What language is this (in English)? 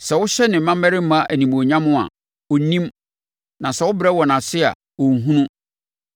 Akan